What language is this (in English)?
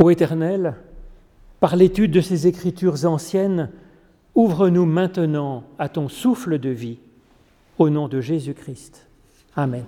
French